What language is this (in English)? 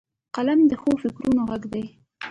Pashto